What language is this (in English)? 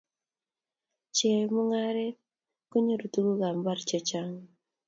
Kalenjin